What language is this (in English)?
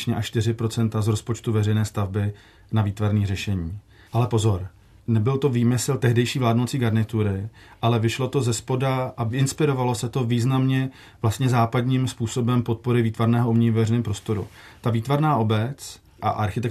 Czech